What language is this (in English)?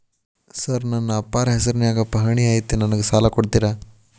Kannada